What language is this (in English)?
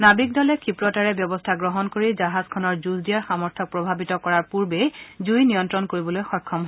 Assamese